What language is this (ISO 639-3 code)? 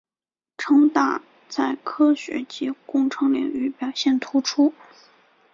zho